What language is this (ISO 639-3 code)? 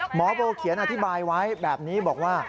tha